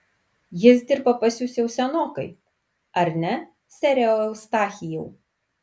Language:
Lithuanian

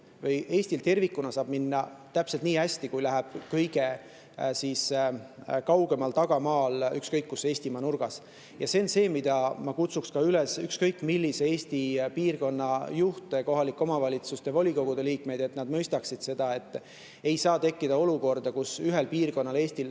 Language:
Estonian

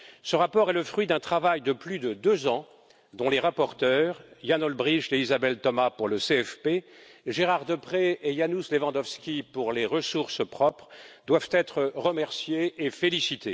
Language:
French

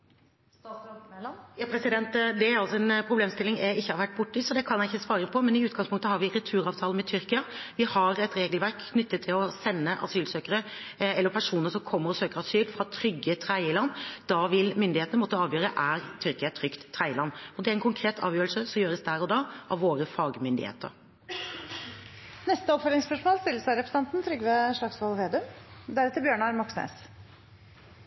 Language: Norwegian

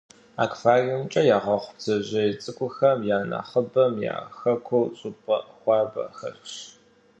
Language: Kabardian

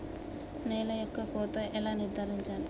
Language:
Telugu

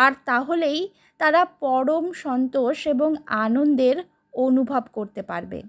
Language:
Bangla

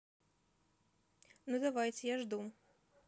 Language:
Russian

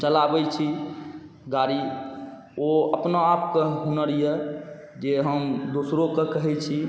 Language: Maithili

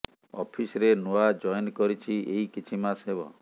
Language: Odia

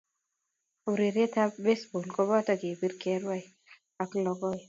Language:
Kalenjin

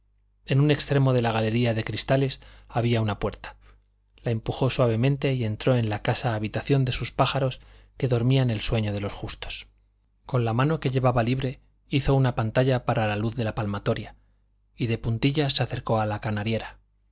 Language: Spanish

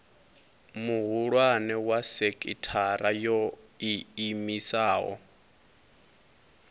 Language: Venda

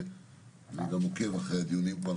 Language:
Hebrew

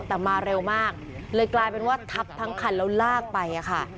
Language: Thai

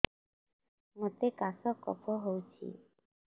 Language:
Odia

